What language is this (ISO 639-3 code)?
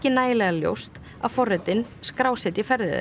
isl